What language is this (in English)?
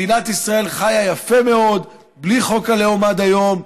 Hebrew